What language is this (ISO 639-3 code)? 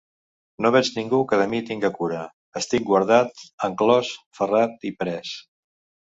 cat